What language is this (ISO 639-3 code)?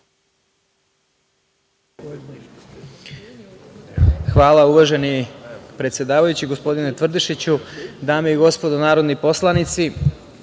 srp